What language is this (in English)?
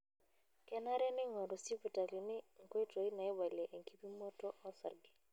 Masai